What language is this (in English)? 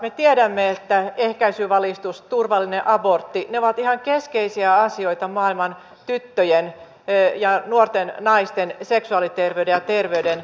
Finnish